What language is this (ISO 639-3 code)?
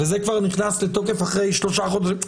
heb